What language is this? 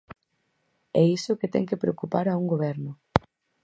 Galician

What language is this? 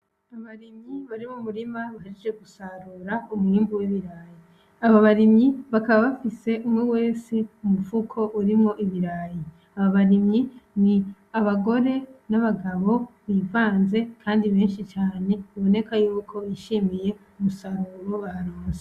Rundi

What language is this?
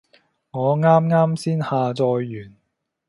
Cantonese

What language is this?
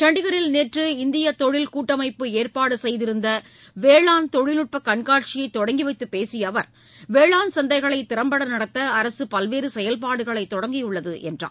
Tamil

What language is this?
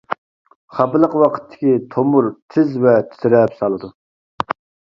Uyghur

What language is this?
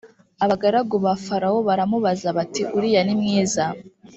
Kinyarwanda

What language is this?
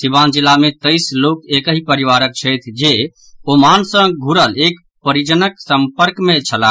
Maithili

